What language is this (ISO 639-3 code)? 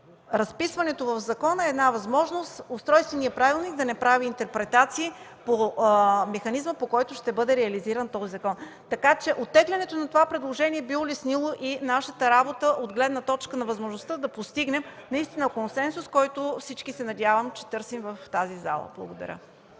bul